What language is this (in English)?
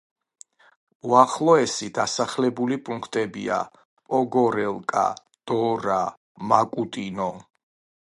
Georgian